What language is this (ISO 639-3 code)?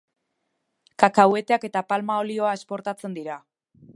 eus